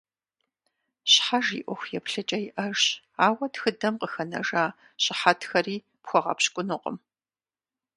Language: Kabardian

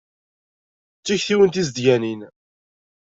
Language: Kabyle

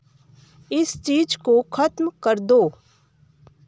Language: Hindi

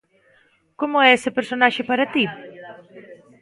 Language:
Galician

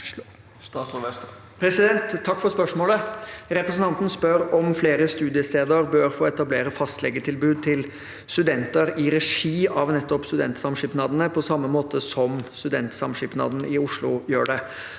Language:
Norwegian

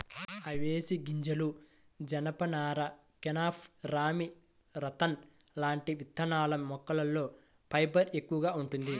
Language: Telugu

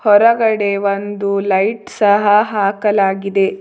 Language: Kannada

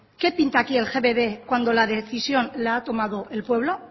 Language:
Spanish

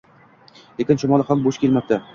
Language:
Uzbek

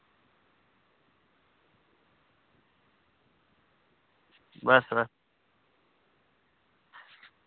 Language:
Dogri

